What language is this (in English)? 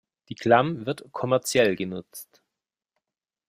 German